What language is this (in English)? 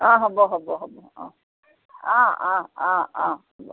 Assamese